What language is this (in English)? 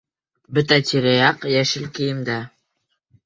Bashkir